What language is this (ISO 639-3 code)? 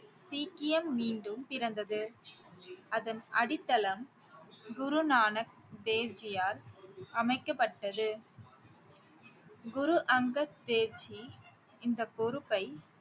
tam